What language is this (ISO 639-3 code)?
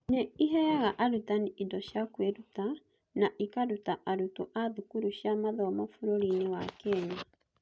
kik